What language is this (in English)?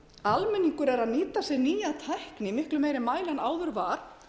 Icelandic